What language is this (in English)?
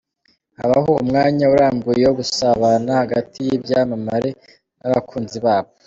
Kinyarwanda